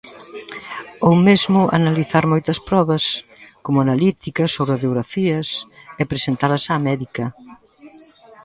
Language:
Galician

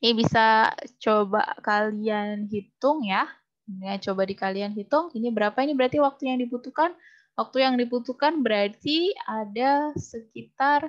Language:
Indonesian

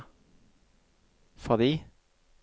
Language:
Norwegian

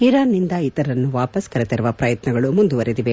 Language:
Kannada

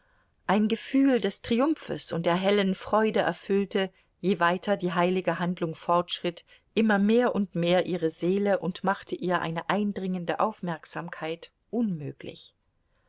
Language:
German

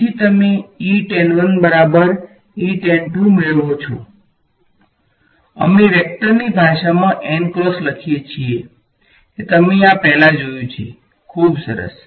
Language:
Gujarati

